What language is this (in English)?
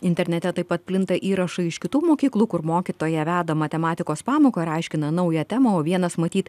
Lithuanian